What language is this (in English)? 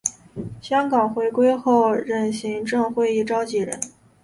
Chinese